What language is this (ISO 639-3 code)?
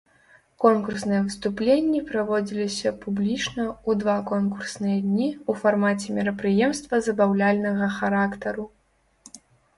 bel